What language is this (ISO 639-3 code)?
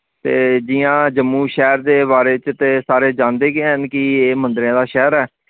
doi